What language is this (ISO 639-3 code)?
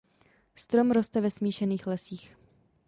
ces